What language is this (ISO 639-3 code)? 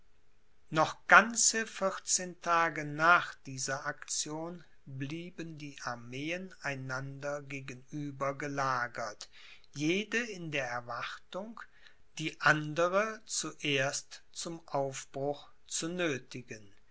deu